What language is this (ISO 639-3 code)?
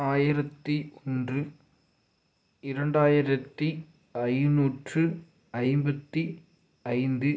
tam